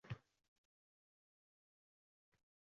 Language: Uzbek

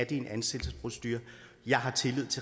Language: Danish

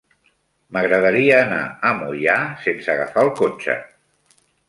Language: Catalan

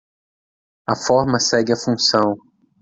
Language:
Portuguese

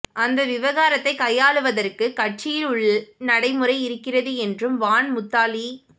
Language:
Tamil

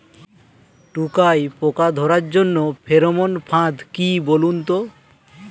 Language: Bangla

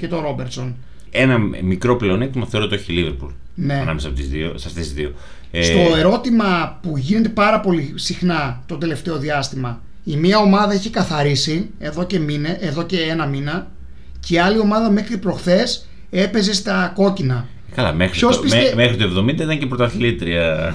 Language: Greek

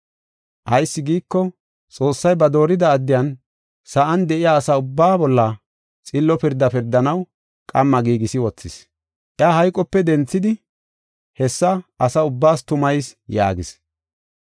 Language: Gofa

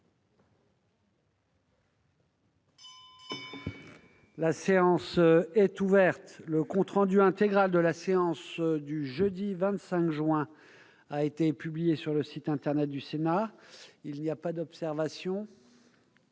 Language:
French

